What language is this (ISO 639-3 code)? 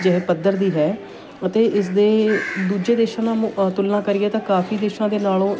pan